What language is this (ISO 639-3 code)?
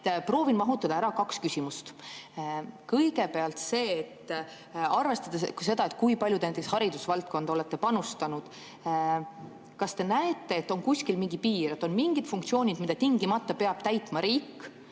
est